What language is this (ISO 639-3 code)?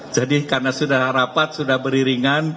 ind